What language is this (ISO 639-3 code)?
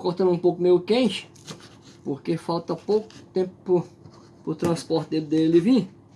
por